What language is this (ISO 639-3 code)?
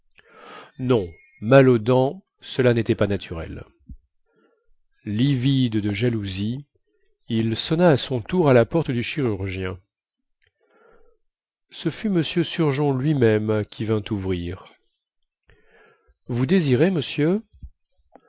fra